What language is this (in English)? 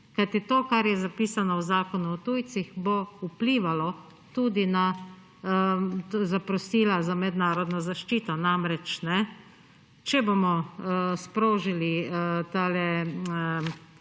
Slovenian